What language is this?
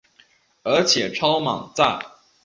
Chinese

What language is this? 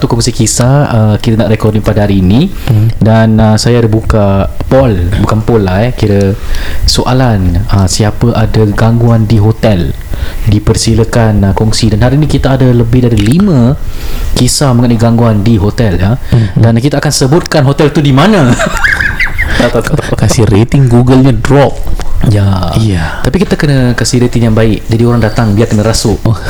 Malay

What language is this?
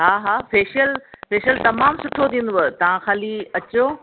Sindhi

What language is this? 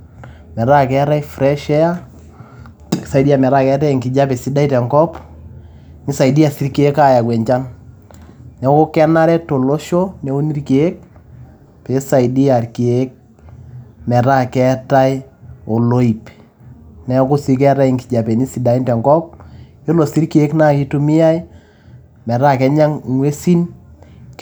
Masai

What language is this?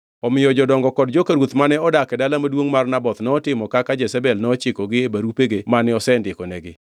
Luo (Kenya and Tanzania)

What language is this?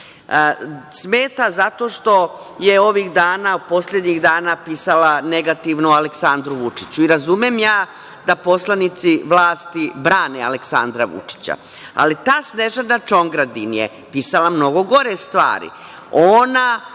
Serbian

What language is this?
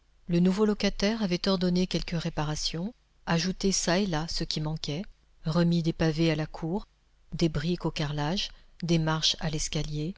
French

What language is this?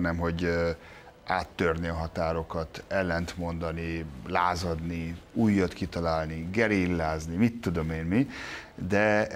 Hungarian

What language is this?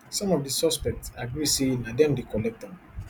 Nigerian Pidgin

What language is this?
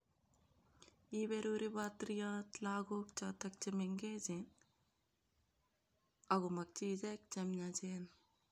Kalenjin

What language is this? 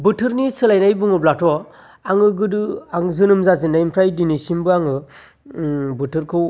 Bodo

